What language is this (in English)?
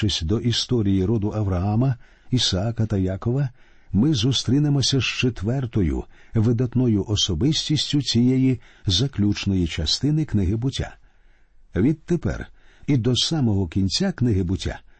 Ukrainian